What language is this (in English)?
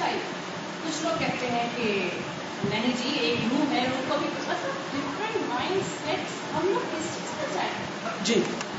Urdu